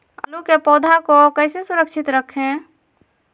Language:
Magahi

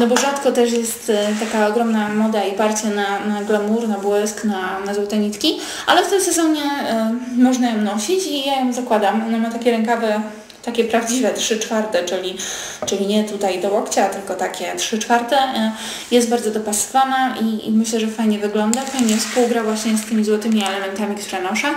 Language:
Polish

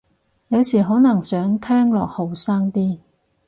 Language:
Cantonese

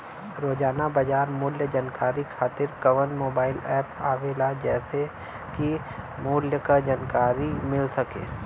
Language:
Bhojpuri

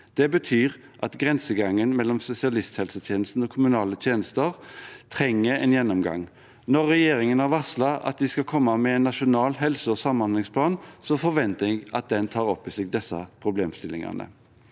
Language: Norwegian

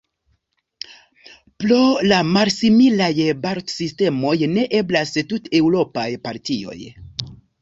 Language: Esperanto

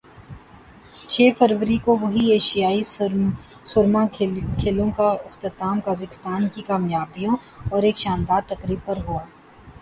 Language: Urdu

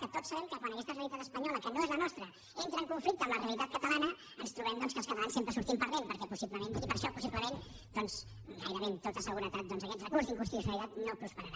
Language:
Catalan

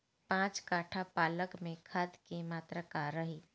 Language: Bhojpuri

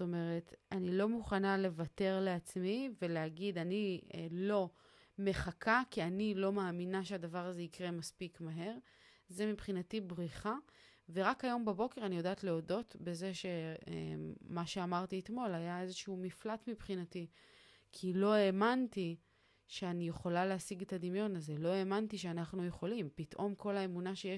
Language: Hebrew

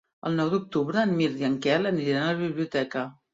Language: Catalan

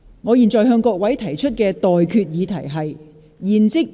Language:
Cantonese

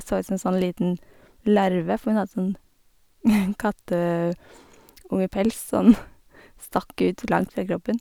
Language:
Norwegian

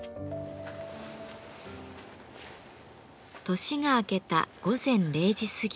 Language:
Japanese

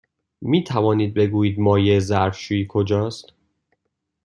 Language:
Persian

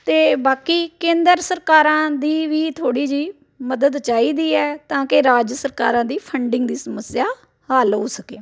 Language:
Punjabi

